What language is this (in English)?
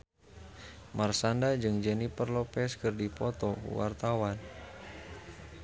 Sundanese